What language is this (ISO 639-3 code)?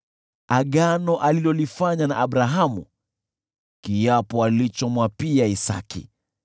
swa